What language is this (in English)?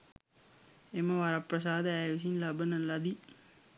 Sinhala